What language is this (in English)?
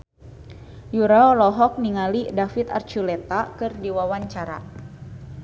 Sundanese